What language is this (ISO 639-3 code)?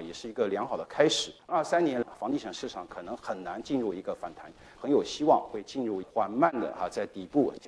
zho